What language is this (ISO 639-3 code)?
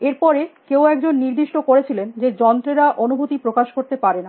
ben